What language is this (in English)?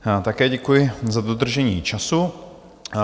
Czech